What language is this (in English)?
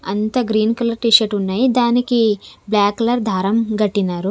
Telugu